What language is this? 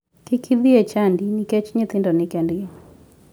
Luo (Kenya and Tanzania)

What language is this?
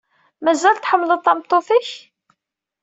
Kabyle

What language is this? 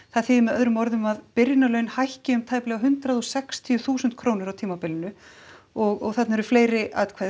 Icelandic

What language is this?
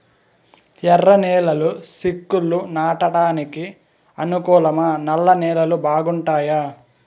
Telugu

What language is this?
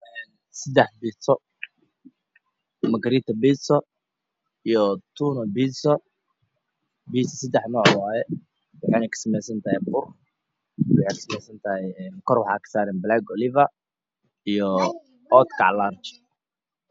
Somali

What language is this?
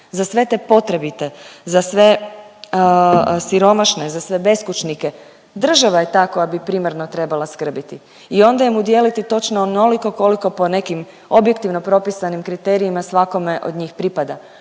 Croatian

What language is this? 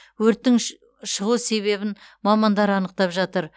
Kazakh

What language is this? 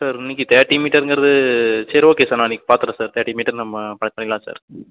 Tamil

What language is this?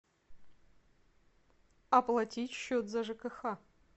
Russian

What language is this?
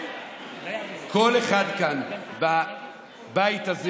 Hebrew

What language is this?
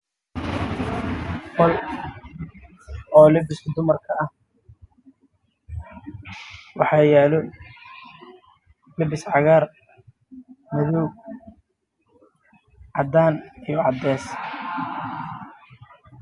Somali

